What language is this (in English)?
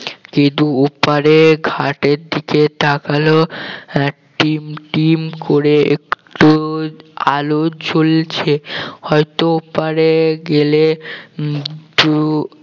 Bangla